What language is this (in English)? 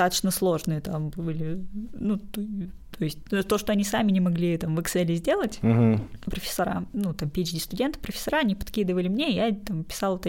Russian